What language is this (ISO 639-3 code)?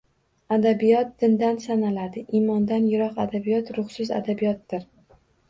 uzb